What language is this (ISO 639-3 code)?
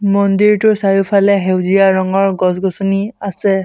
asm